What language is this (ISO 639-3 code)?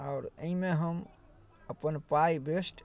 mai